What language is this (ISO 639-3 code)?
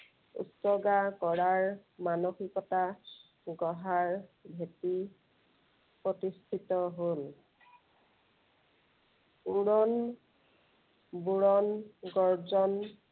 asm